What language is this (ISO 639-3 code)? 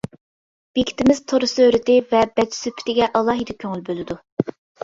uig